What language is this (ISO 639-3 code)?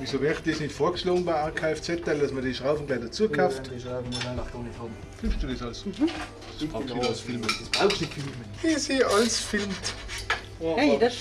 deu